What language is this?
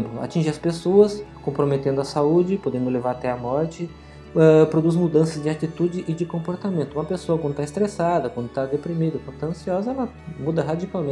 Portuguese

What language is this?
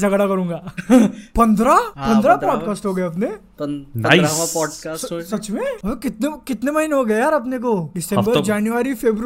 Hindi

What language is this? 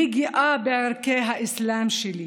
Hebrew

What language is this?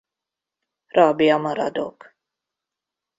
Hungarian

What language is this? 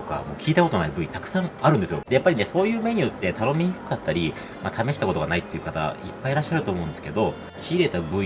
Japanese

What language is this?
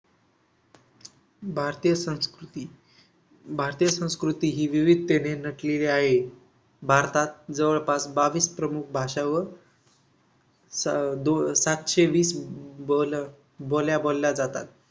Marathi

